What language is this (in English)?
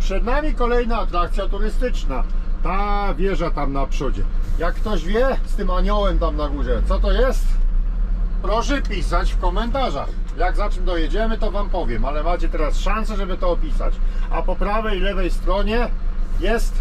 Polish